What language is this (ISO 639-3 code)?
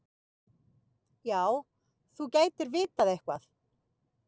isl